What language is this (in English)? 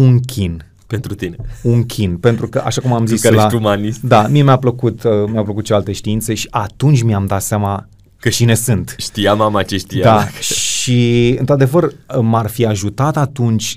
Romanian